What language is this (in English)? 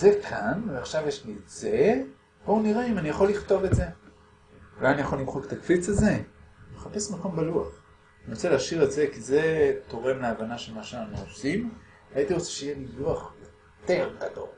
Hebrew